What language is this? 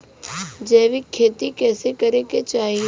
Bhojpuri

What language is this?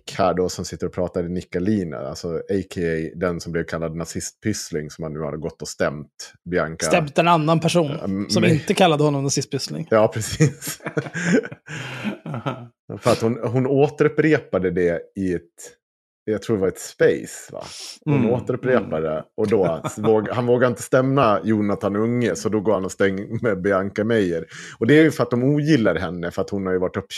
Swedish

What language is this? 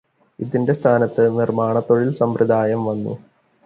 Malayalam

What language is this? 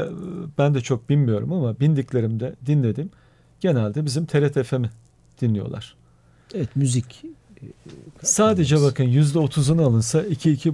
Turkish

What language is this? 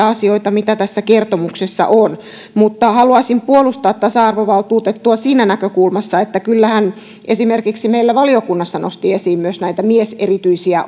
Finnish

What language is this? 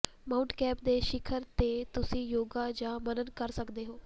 Punjabi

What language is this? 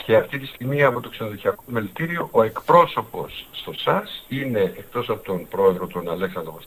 Greek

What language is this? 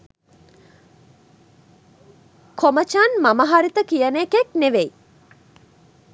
Sinhala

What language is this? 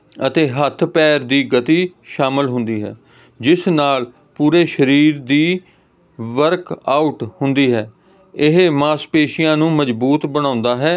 Punjabi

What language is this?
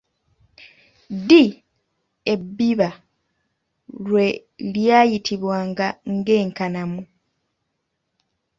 Ganda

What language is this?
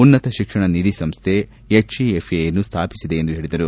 Kannada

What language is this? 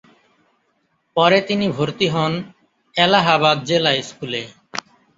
Bangla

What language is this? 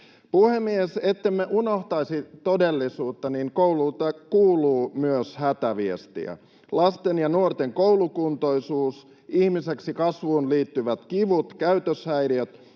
Finnish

